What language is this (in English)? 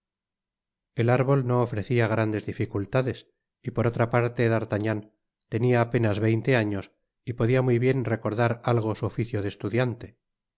Spanish